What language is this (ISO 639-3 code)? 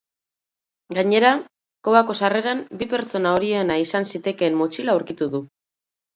eus